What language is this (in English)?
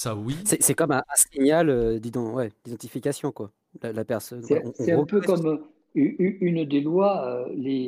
French